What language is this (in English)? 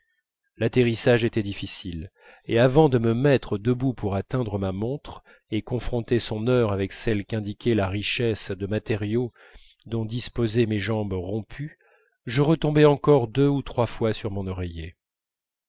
French